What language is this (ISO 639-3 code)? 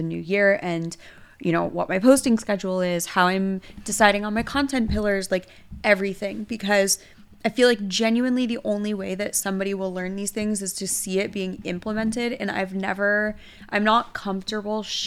eng